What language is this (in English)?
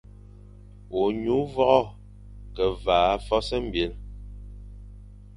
Fang